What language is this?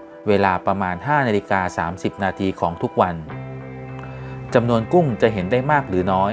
Thai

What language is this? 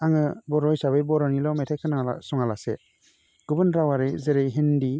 Bodo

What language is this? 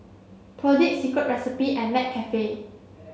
English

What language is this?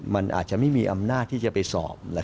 Thai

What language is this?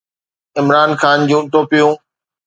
Sindhi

